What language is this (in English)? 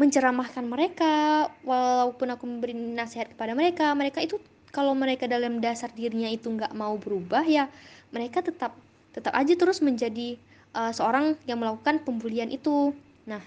Indonesian